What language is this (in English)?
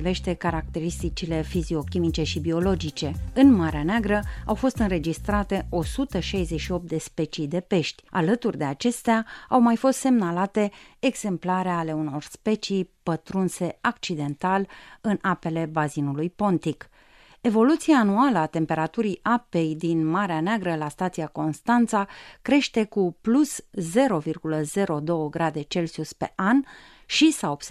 Romanian